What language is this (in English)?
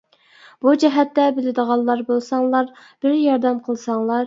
Uyghur